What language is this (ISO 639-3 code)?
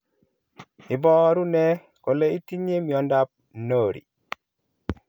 kln